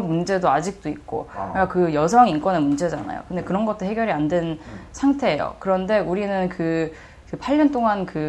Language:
Korean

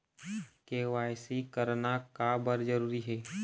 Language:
Chhattisgarhi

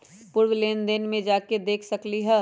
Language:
Magahi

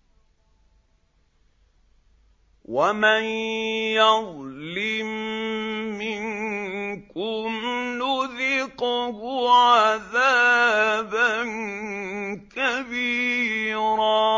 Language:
Arabic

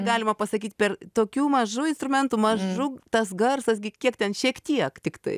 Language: Lithuanian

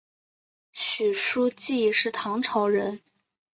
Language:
Chinese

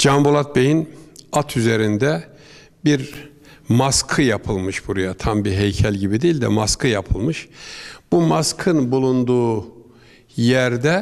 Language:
Turkish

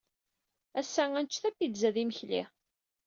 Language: Kabyle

